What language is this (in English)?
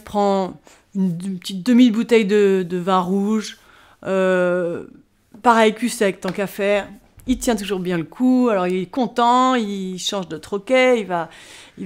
French